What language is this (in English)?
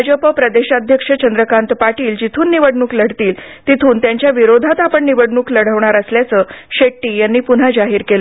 Marathi